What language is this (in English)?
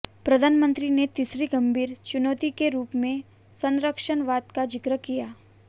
Hindi